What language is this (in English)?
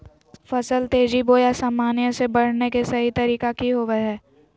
Magahi